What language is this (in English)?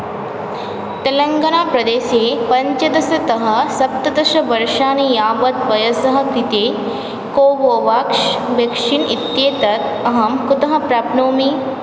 Sanskrit